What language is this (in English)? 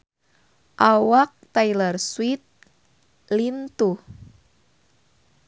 Sundanese